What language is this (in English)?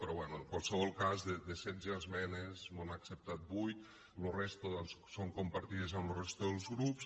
Catalan